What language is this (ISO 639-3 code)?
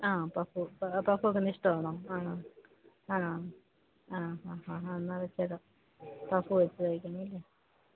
mal